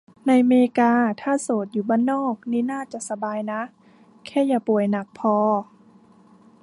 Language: Thai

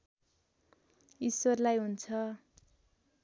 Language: Nepali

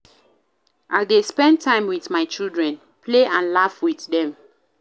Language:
Nigerian Pidgin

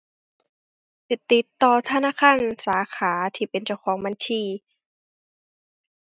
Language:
Thai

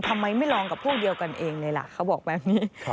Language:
Thai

